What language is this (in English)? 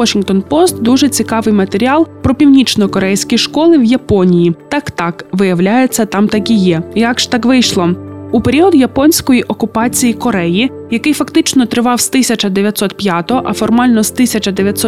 Ukrainian